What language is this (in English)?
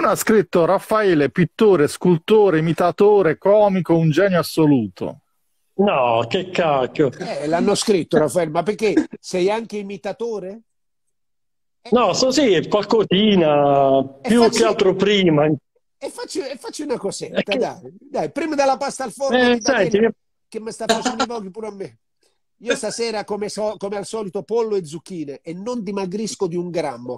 Italian